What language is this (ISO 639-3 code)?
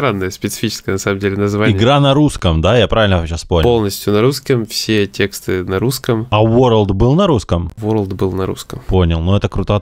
rus